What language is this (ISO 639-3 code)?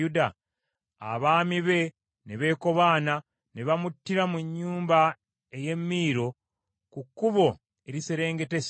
lug